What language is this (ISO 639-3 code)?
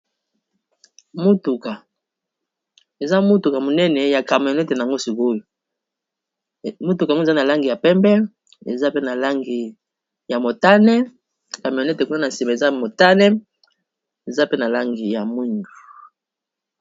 lin